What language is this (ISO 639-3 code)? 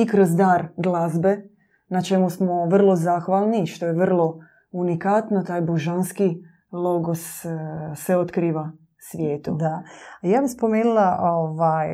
hrv